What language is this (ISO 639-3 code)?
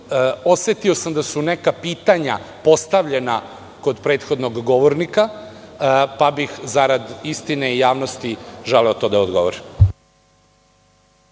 srp